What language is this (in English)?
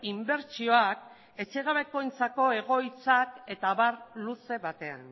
Basque